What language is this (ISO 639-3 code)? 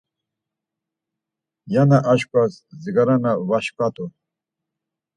lzz